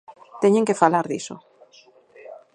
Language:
Galician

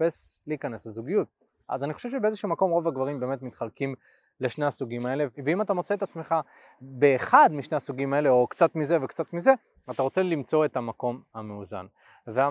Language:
Hebrew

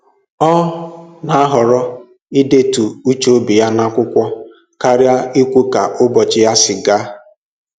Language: Igbo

